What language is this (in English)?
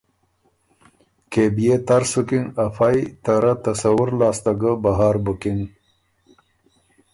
Ormuri